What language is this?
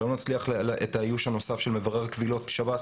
Hebrew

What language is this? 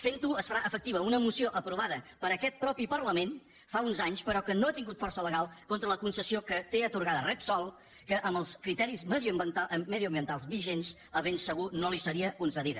Catalan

